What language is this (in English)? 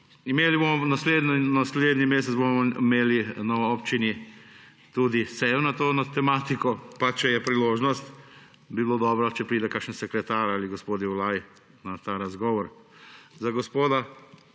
Slovenian